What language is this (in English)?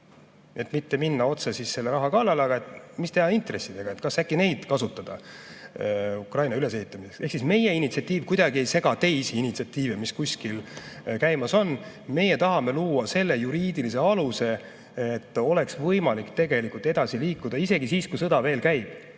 Estonian